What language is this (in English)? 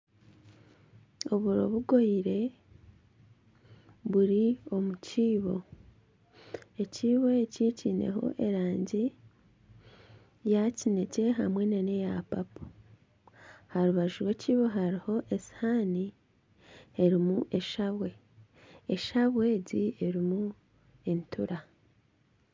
Nyankole